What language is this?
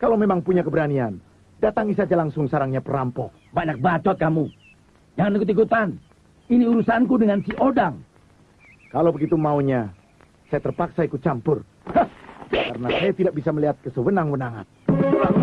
Indonesian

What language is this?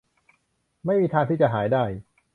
Thai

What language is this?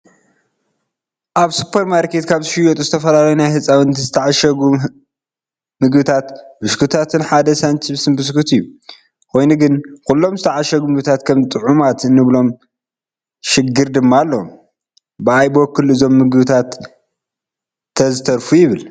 Tigrinya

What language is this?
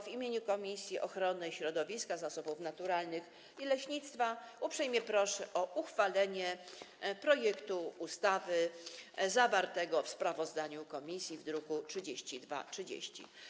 Polish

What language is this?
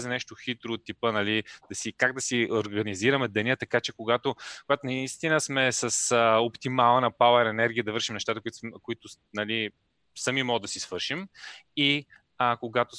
Bulgarian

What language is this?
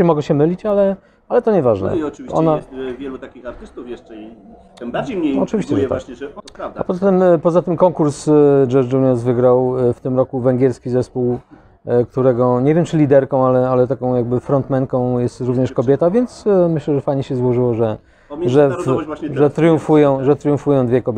Polish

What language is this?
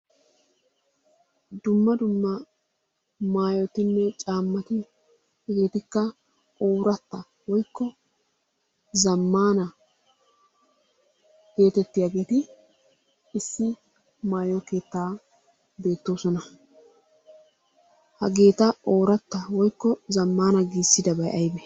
Wolaytta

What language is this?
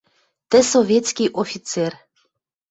Western Mari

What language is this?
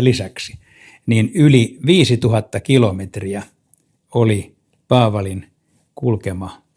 Finnish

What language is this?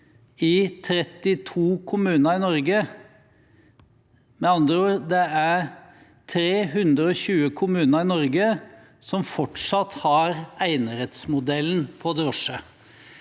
Norwegian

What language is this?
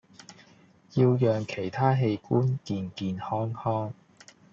Cantonese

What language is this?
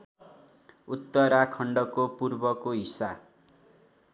Nepali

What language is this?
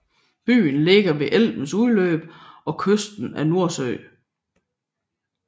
Danish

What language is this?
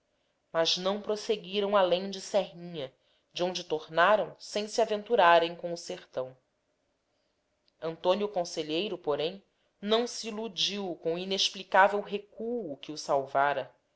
Portuguese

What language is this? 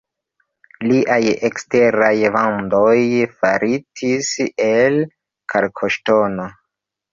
Esperanto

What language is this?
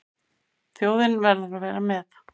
Icelandic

